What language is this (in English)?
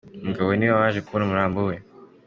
Kinyarwanda